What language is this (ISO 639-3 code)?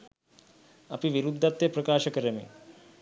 sin